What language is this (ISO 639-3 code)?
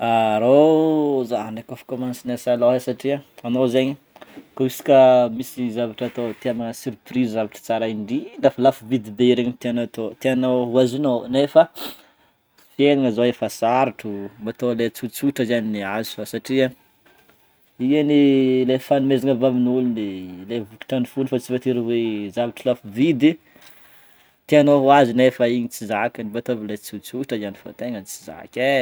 bmm